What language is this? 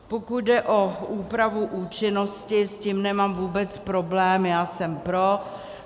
Czech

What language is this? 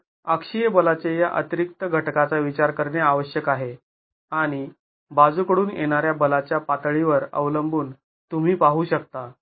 Marathi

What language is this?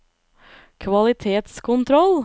Norwegian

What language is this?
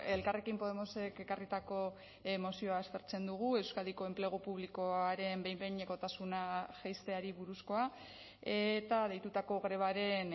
Basque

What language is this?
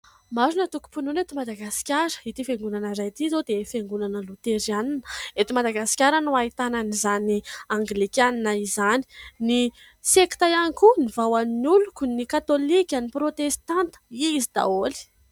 Malagasy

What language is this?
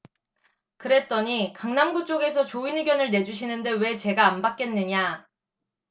Korean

